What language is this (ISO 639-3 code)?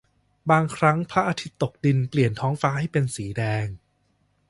tha